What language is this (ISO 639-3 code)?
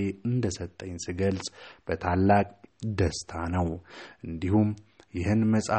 amh